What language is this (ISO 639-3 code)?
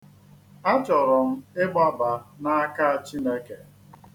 ibo